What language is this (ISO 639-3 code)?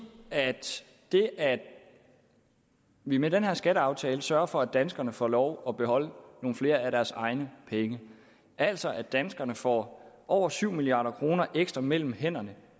dan